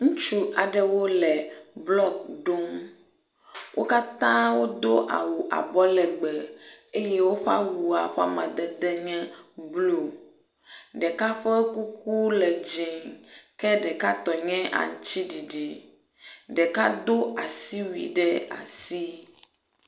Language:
Ewe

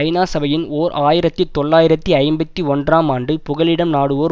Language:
Tamil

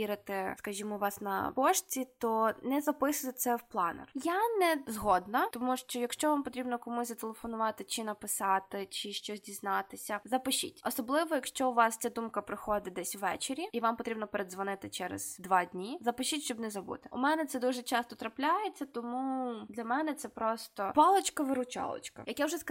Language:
Ukrainian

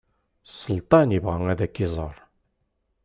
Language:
Kabyle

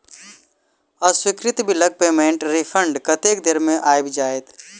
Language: Maithili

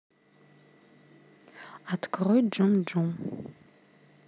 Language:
Russian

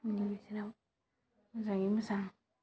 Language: Bodo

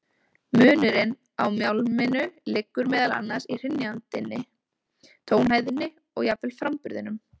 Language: Icelandic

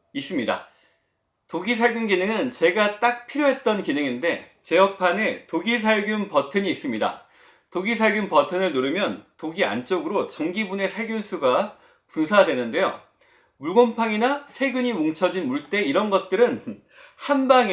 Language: Korean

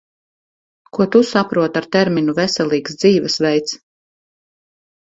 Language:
Latvian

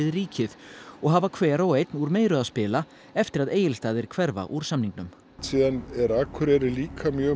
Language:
Icelandic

